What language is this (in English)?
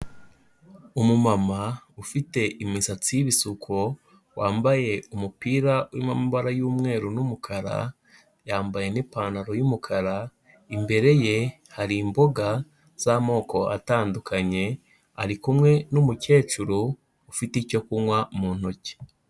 Kinyarwanda